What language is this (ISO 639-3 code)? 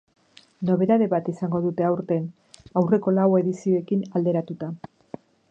eus